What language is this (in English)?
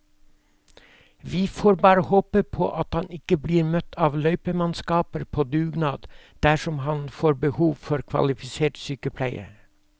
Norwegian